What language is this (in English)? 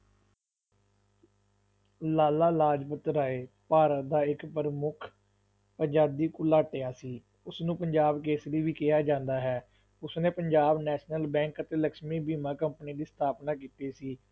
Punjabi